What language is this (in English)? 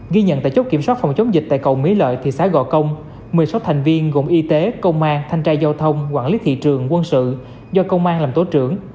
Vietnamese